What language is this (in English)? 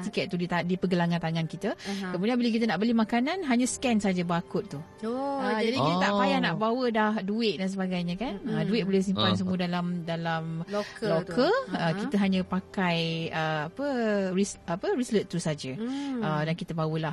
Malay